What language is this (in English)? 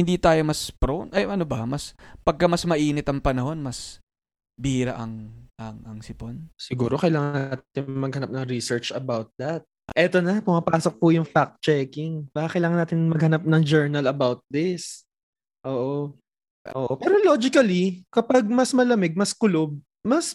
Filipino